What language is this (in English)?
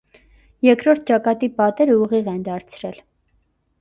Armenian